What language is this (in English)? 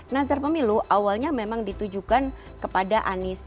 Indonesian